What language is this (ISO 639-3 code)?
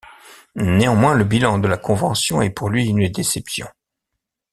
fra